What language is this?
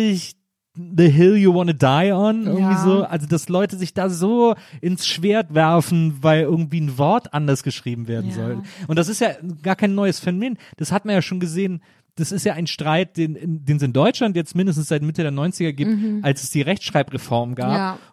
German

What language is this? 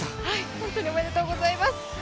Japanese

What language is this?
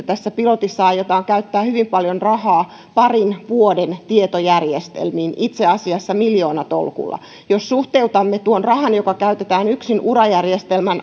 Finnish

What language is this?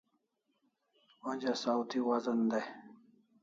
Kalasha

